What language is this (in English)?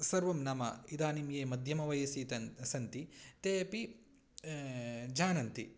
Sanskrit